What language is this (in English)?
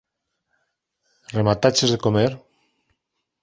Galician